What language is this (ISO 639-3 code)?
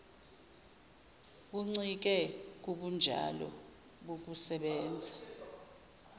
zul